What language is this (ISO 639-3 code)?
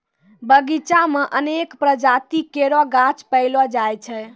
mai